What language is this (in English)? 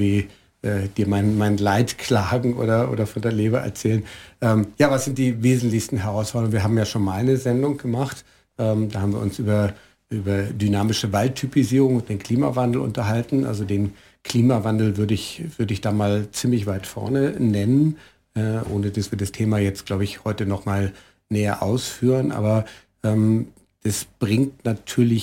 German